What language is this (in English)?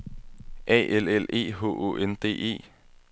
Danish